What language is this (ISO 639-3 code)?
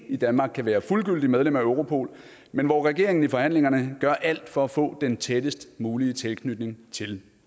dan